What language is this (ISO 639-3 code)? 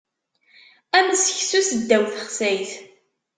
kab